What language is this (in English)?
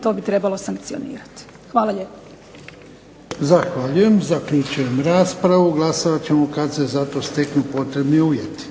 Croatian